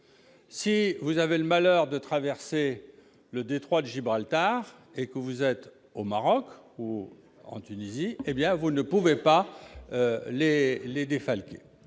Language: French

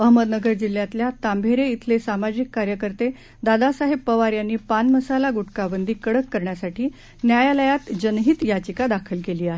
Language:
Marathi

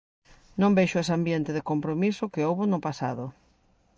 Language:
Galician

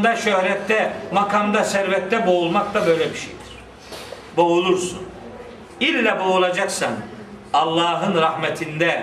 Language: Turkish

